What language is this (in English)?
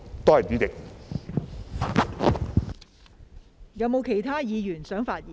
Cantonese